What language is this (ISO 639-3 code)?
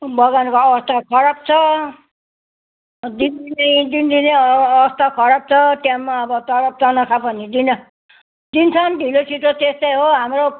nep